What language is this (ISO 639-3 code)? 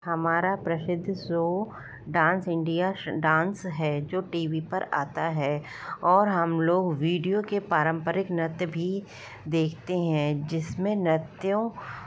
hin